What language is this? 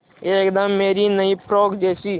Hindi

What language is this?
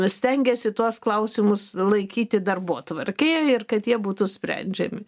Lithuanian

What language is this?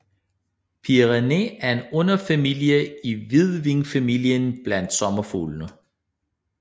Danish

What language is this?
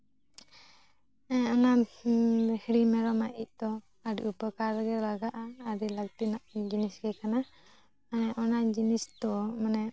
Santali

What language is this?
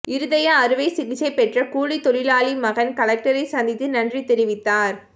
Tamil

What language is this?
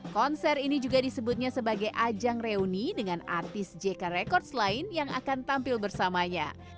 Indonesian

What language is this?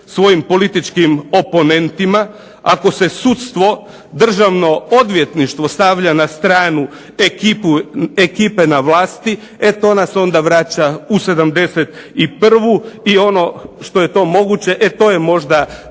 Croatian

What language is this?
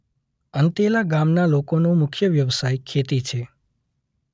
Gujarati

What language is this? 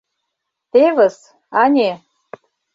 Mari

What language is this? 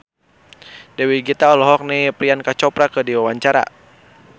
Sundanese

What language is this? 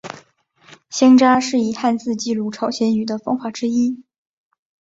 Chinese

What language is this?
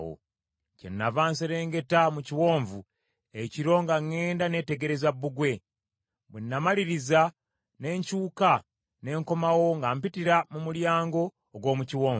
Ganda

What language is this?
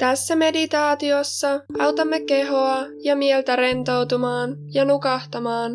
Finnish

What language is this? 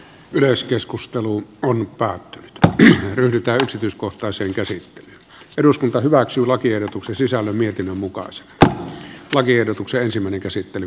Finnish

